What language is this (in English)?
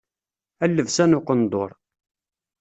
Kabyle